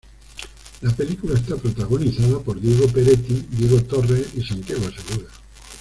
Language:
Spanish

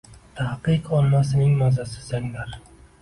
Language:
Uzbek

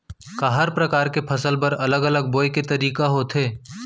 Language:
Chhattisgarhi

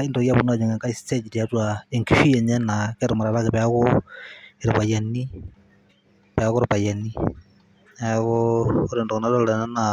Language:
Masai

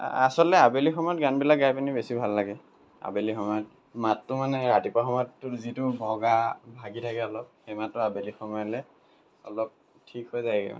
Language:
Assamese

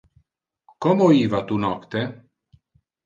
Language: Interlingua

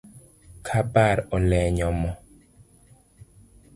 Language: Luo (Kenya and Tanzania)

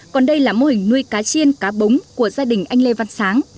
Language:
Vietnamese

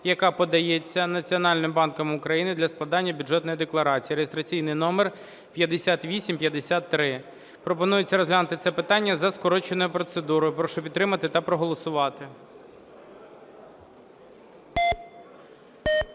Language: Ukrainian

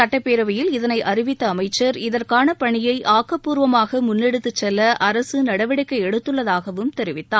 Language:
Tamil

